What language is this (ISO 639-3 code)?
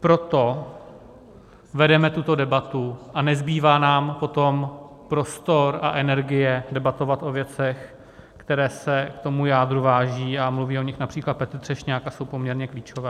ces